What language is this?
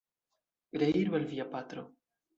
Esperanto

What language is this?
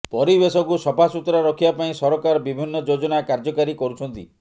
Odia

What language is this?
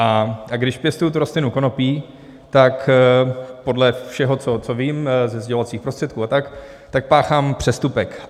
Czech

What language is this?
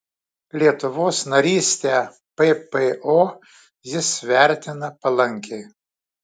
Lithuanian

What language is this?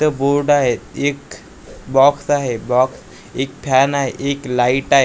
Marathi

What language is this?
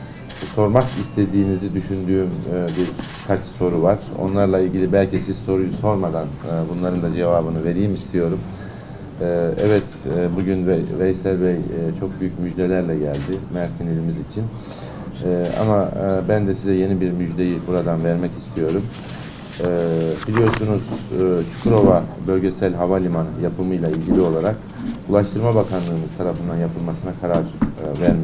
Turkish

